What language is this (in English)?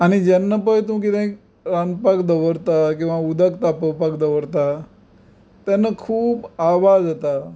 Konkani